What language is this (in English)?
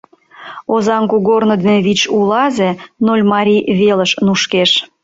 Mari